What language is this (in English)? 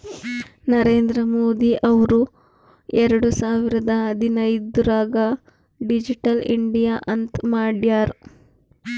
Kannada